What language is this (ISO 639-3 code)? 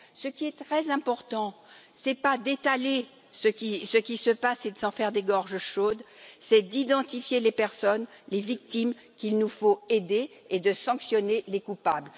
fra